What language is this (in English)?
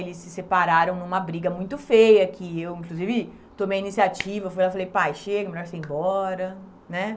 Portuguese